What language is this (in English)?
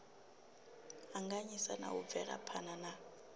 Venda